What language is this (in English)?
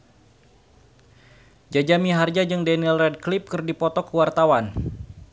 Sundanese